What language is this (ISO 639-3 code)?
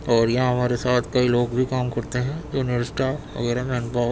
urd